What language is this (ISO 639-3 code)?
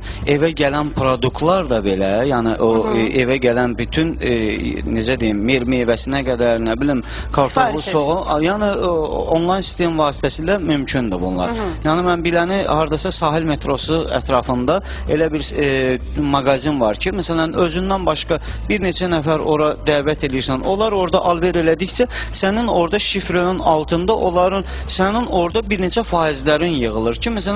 tur